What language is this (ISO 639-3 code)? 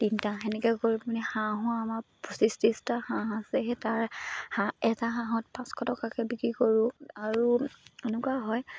asm